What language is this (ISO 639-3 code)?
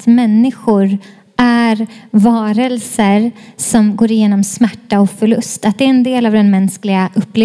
swe